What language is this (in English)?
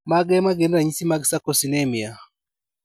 Luo (Kenya and Tanzania)